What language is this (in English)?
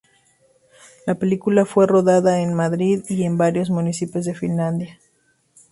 Spanish